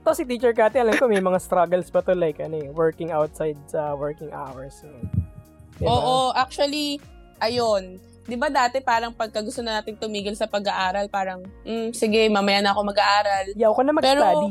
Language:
Filipino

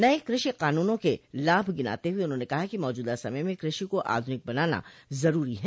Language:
Hindi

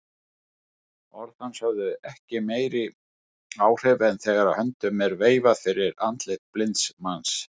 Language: Icelandic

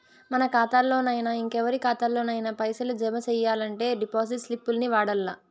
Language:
Telugu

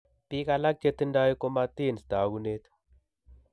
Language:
Kalenjin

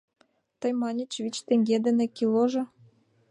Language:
Mari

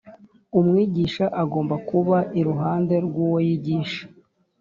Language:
Kinyarwanda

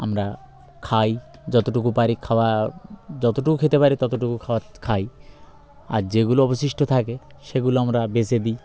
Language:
Bangla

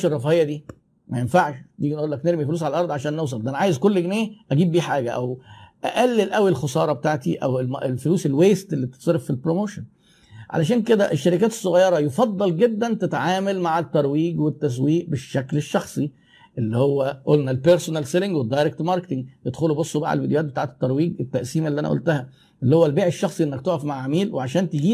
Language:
Arabic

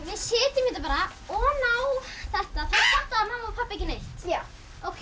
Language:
Icelandic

